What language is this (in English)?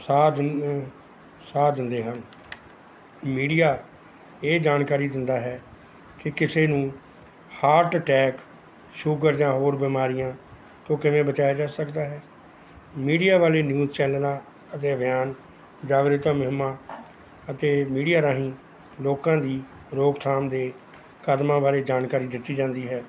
Punjabi